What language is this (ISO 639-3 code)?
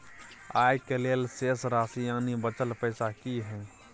mai